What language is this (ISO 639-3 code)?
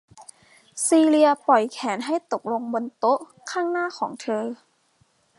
tha